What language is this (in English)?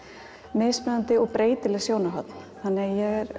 Icelandic